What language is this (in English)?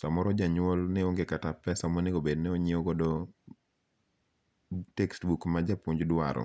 Luo (Kenya and Tanzania)